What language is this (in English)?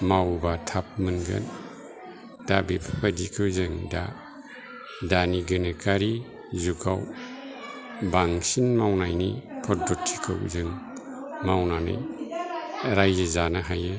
Bodo